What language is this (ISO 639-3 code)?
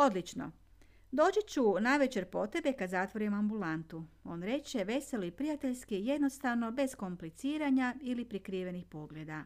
hrv